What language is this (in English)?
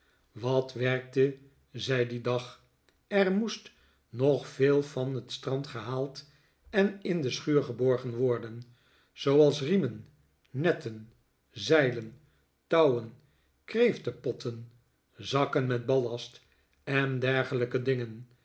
Dutch